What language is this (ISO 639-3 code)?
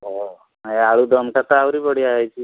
ori